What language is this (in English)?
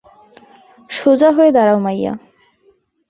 Bangla